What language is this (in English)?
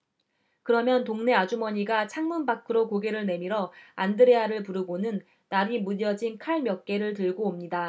Korean